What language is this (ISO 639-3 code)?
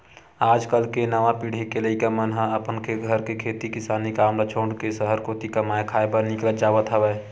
hne